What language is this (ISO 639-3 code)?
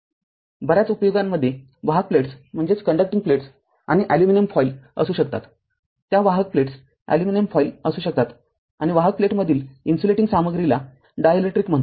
mar